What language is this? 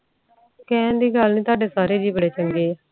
Punjabi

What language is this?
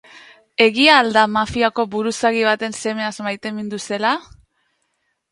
Basque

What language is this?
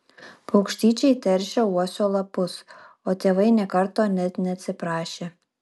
Lithuanian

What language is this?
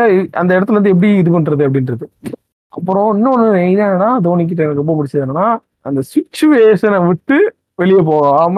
Tamil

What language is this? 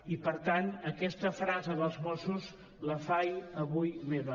Catalan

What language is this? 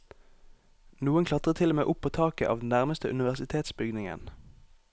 Norwegian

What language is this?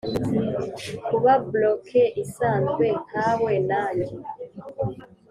Kinyarwanda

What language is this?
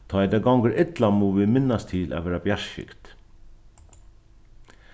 Faroese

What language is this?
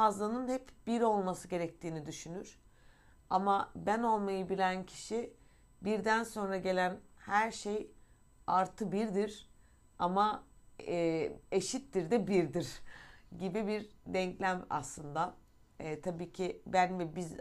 Turkish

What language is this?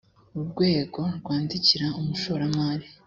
Kinyarwanda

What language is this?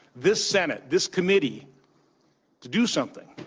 English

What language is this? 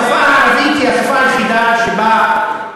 Hebrew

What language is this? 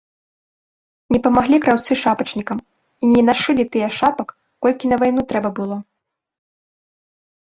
Belarusian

